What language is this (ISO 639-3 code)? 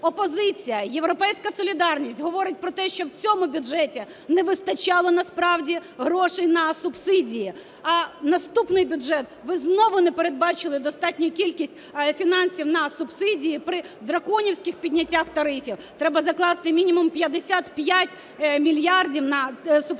ukr